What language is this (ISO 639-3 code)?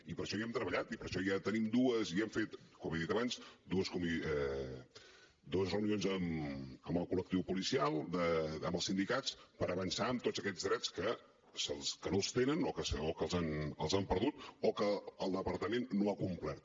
cat